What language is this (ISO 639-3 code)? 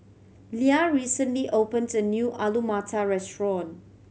eng